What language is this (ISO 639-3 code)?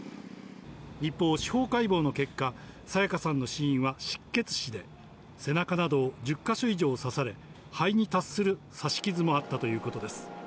jpn